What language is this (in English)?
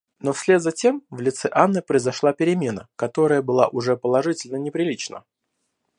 Russian